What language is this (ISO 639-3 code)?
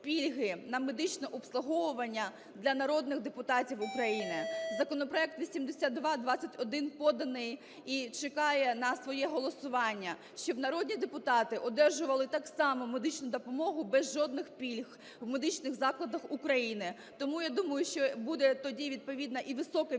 ukr